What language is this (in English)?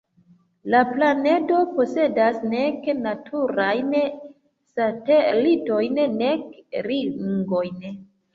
Esperanto